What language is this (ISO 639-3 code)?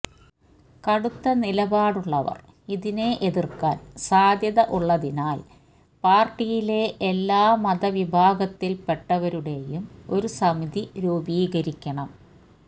mal